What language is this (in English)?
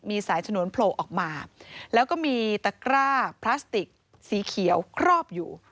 Thai